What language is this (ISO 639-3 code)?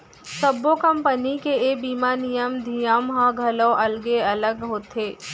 hne